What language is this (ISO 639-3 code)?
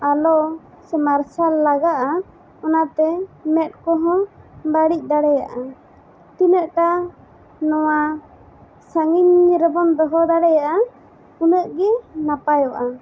sat